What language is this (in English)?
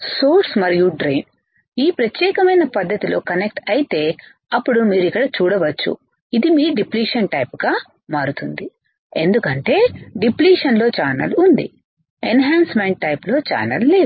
Telugu